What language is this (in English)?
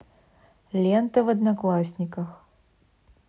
Russian